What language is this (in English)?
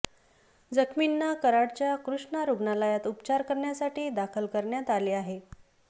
Marathi